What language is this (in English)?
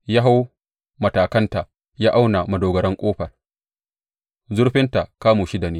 Hausa